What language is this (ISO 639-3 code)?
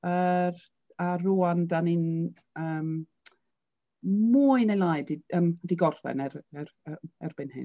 cym